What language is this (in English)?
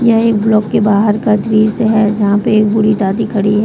Hindi